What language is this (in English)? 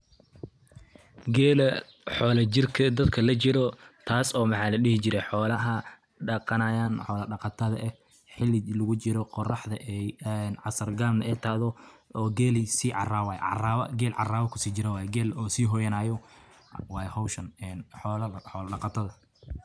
Somali